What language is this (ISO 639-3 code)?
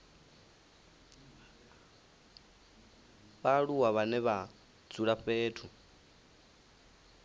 ven